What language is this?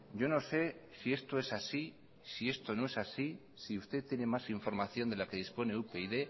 Spanish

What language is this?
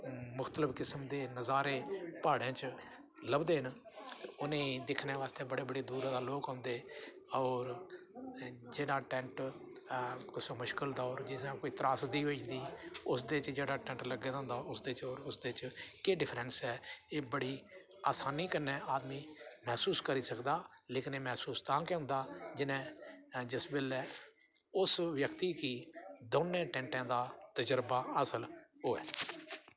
Dogri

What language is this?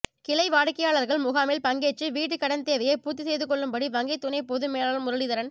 Tamil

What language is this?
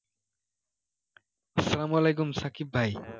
Bangla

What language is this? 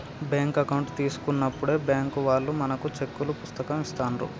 Telugu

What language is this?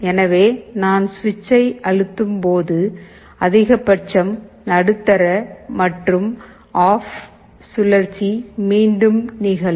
Tamil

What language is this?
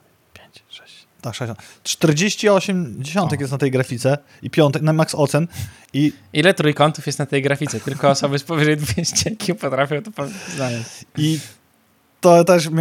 Polish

